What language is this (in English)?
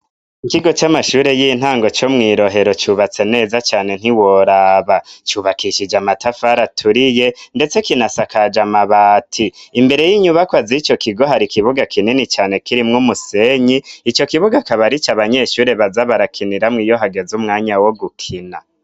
Rundi